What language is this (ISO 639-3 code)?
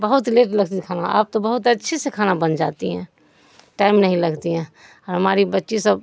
urd